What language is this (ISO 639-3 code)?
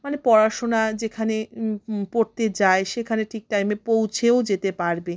ben